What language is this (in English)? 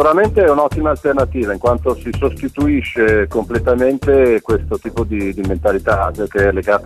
Italian